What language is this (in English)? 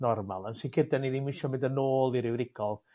Welsh